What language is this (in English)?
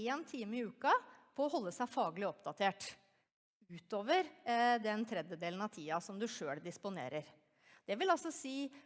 Norwegian